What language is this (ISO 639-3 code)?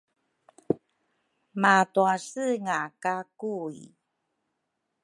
dru